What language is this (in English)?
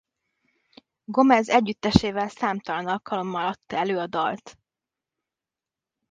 Hungarian